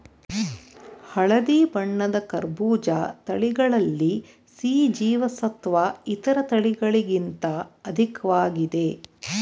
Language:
Kannada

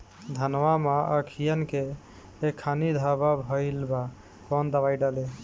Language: Bhojpuri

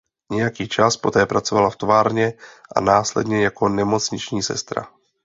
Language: Czech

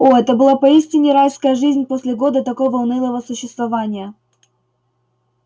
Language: Russian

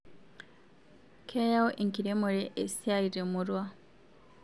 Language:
Masai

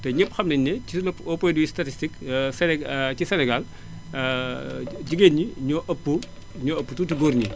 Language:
Wolof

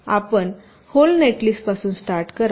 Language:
Marathi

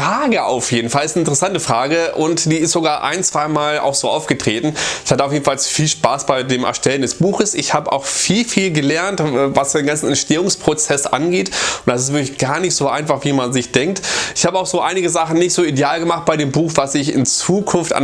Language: German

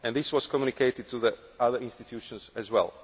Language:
English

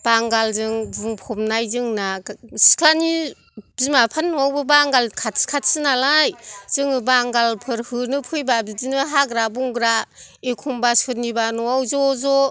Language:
Bodo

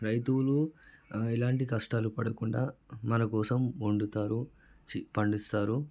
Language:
Telugu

